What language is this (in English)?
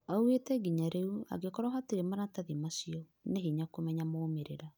Kikuyu